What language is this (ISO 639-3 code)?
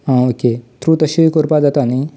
kok